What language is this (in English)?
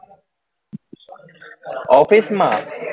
Gujarati